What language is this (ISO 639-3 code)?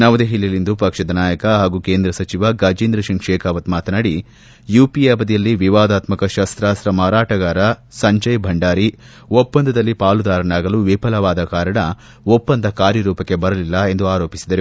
kan